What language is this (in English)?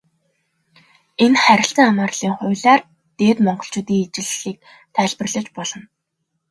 Mongolian